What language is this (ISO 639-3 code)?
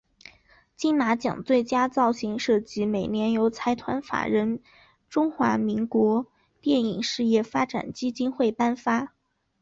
zho